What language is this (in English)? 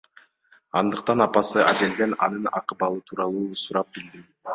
Kyrgyz